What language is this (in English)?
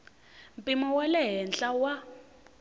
Tsonga